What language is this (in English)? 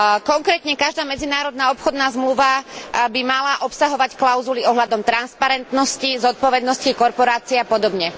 Slovak